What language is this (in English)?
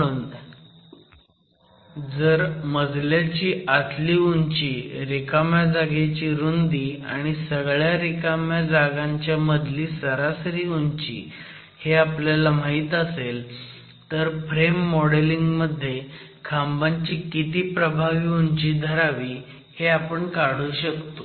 Marathi